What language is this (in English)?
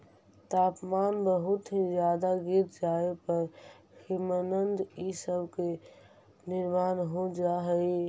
Magahi